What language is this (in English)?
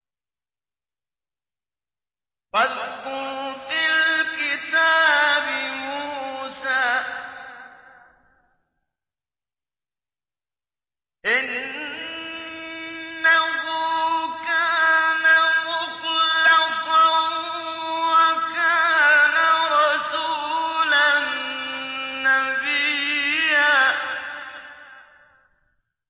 Arabic